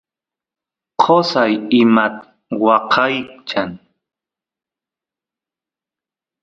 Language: Santiago del Estero Quichua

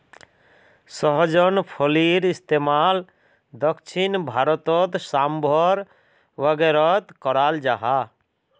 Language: Magahi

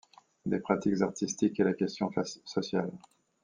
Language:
French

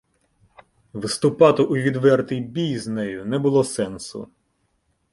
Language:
Ukrainian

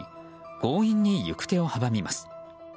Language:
Japanese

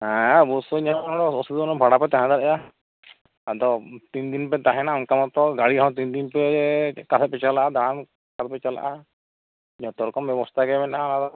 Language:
Santali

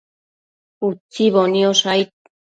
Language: Matsés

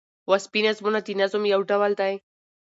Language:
Pashto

